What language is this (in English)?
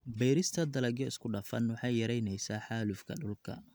Somali